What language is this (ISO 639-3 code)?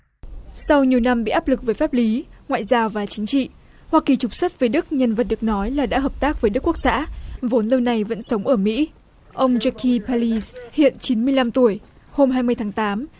vie